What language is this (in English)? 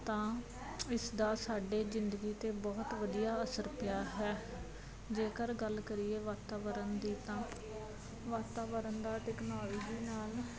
Punjabi